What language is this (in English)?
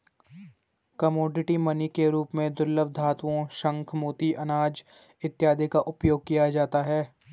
Hindi